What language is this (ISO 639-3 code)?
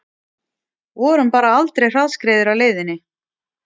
isl